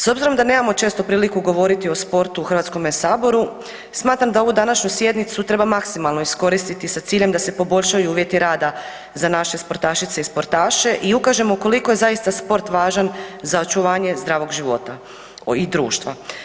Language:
Croatian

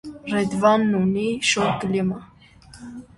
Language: Armenian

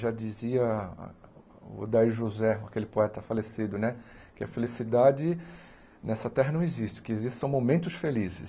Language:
Portuguese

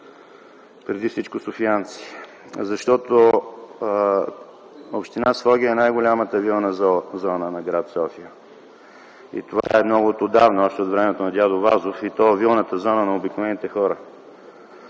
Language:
Bulgarian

